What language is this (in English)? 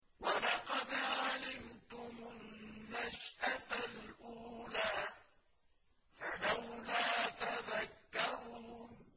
Arabic